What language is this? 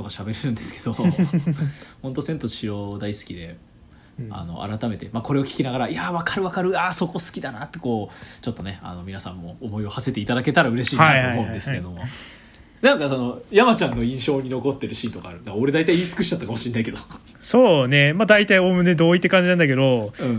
Japanese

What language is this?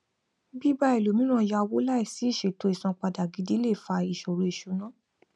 Yoruba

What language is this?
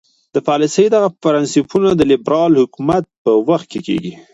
Pashto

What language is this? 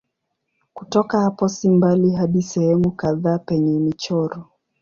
Swahili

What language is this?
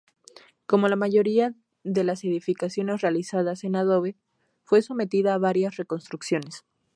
Spanish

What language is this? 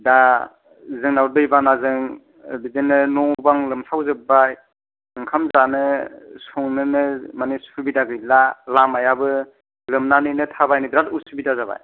Bodo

